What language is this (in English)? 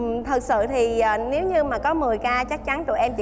Vietnamese